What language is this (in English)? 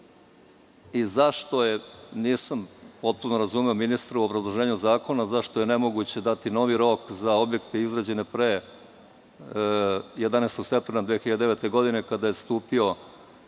Serbian